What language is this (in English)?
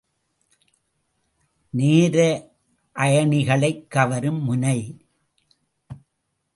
Tamil